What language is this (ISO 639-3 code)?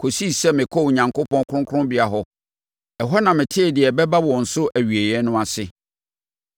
aka